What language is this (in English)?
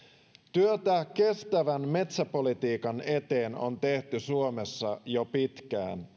Finnish